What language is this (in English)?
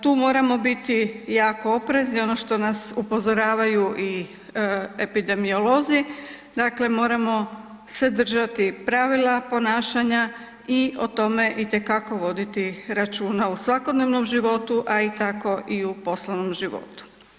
Croatian